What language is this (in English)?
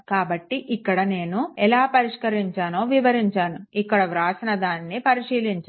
Telugu